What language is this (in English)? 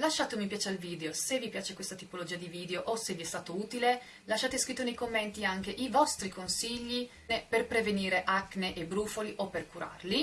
Italian